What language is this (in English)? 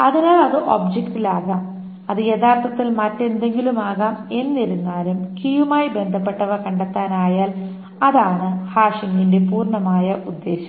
Malayalam